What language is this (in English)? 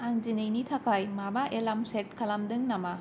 Bodo